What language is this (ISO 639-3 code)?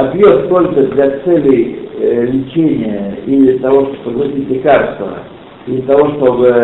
rus